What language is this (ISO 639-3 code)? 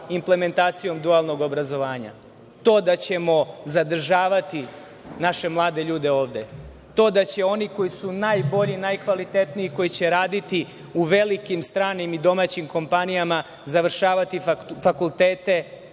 srp